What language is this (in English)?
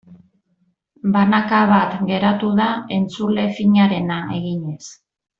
Basque